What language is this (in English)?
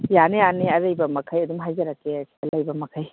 Manipuri